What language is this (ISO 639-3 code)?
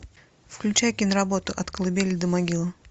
rus